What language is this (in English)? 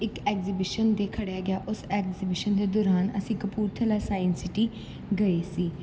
Punjabi